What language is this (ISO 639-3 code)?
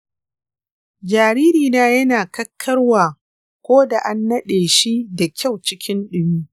hau